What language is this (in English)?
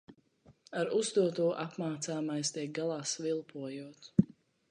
Latvian